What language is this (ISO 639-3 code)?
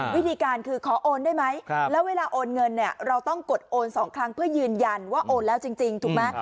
tha